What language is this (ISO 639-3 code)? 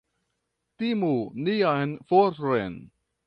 epo